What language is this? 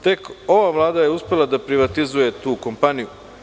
Serbian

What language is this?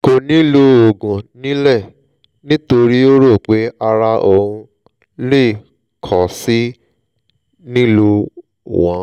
Yoruba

